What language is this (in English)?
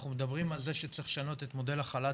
Hebrew